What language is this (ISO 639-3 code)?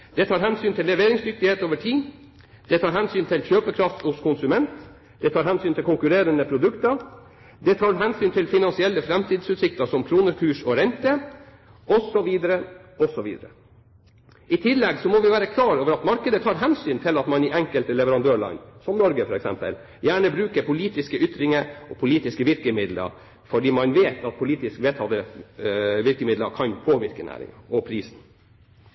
nob